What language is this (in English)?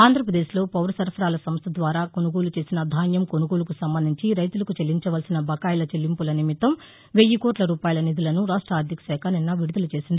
Telugu